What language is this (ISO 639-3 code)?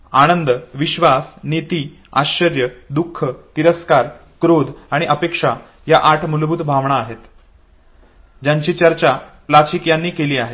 mar